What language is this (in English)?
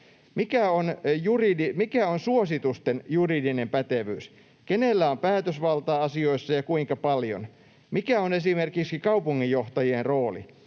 Finnish